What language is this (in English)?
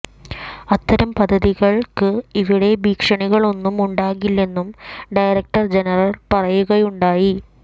Malayalam